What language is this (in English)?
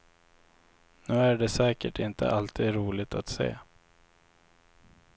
Swedish